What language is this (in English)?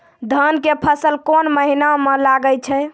Maithili